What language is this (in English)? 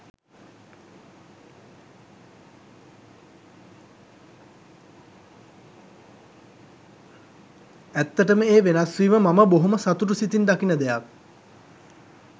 Sinhala